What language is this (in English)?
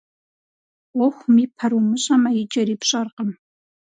Kabardian